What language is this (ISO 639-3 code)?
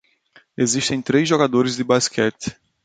por